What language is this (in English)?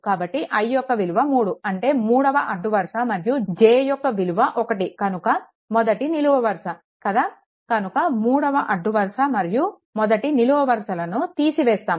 Telugu